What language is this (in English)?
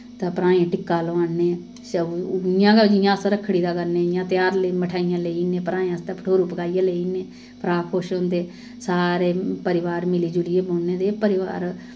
Dogri